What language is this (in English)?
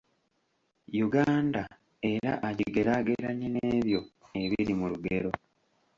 Ganda